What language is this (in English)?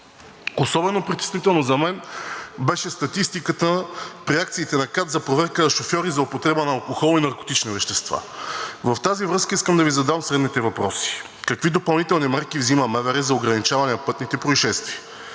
Bulgarian